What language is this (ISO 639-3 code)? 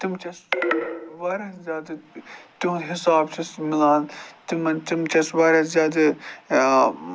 kas